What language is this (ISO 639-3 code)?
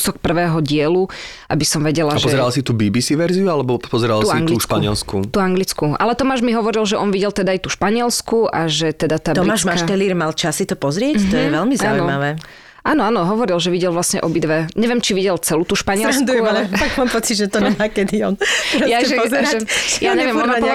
slk